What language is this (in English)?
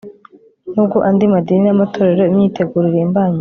Kinyarwanda